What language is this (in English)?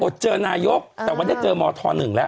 Thai